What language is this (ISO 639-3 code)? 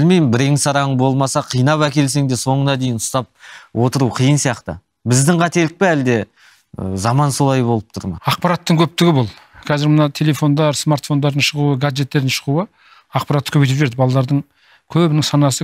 tur